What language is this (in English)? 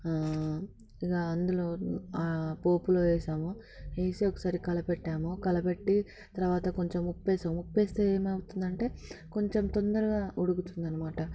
Telugu